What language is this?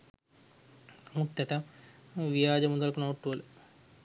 Sinhala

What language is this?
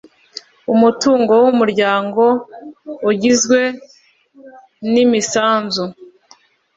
Kinyarwanda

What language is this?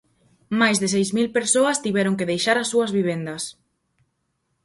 Galician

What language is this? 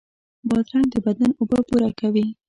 Pashto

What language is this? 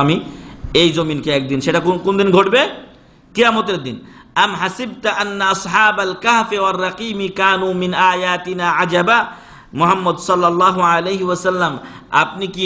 Arabic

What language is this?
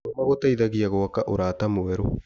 Kikuyu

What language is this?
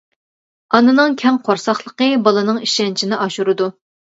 Uyghur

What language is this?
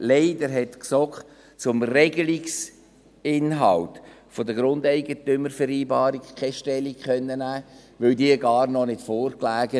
Swiss German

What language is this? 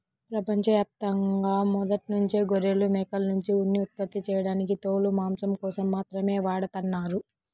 Telugu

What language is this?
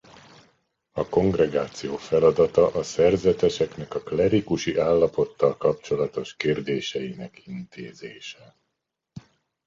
Hungarian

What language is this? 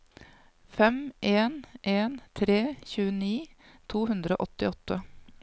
Norwegian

